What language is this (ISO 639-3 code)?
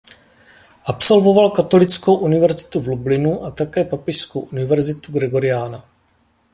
ces